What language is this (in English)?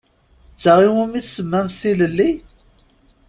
Kabyle